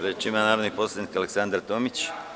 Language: Serbian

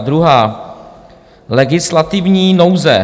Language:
Czech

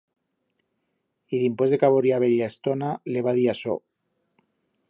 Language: Aragonese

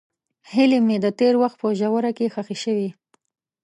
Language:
Pashto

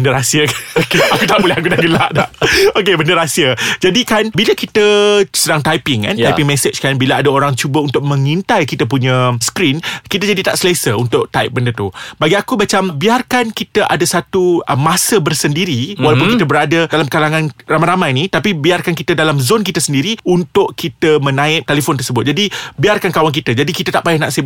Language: Malay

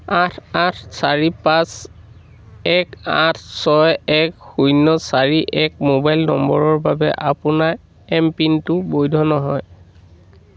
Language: Assamese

